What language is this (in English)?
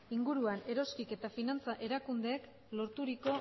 Basque